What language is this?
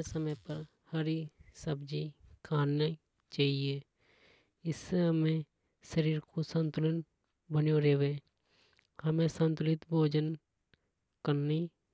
Hadothi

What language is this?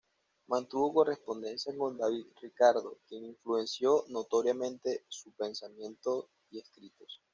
Spanish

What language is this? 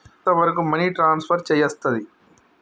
Telugu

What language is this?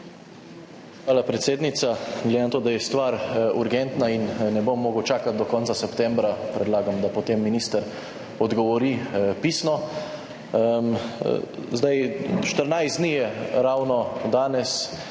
Slovenian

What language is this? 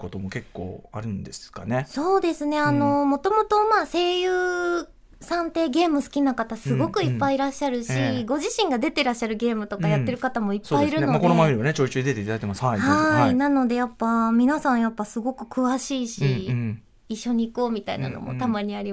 Japanese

